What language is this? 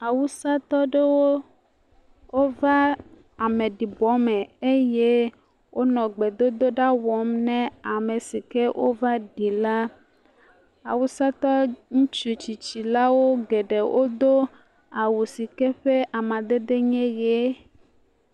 Ewe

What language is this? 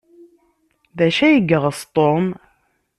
Kabyle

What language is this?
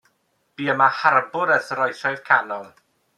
Welsh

